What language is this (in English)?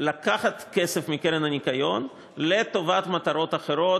Hebrew